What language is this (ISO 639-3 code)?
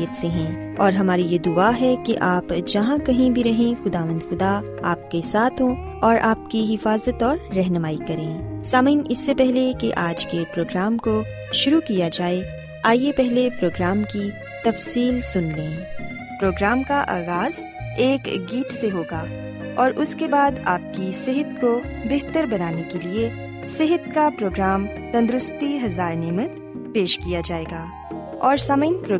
urd